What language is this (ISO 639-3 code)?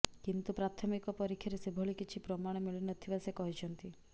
ori